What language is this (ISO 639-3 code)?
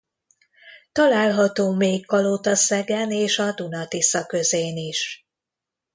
hun